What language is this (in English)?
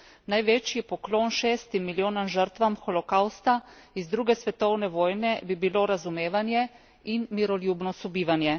Slovenian